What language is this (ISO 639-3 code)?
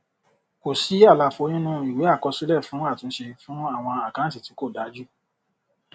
yor